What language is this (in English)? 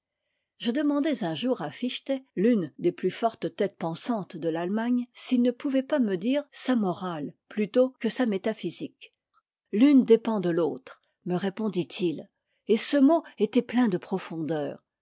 French